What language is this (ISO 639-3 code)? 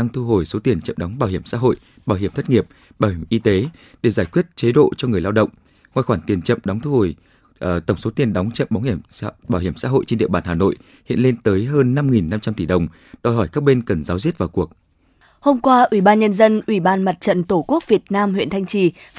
vie